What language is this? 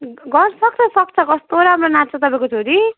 Nepali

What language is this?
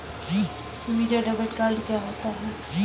Hindi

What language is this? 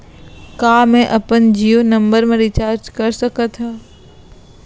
Chhattisgarhi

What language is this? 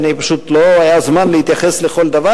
Hebrew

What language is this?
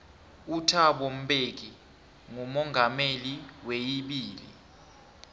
South Ndebele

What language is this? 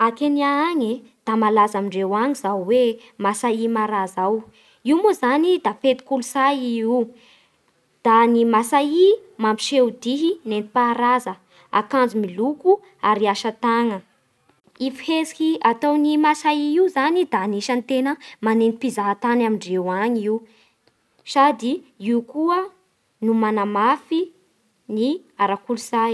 Bara Malagasy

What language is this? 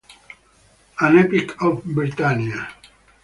Italian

